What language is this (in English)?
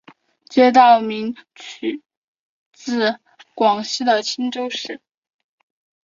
Chinese